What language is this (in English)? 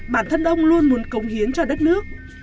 Vietnamese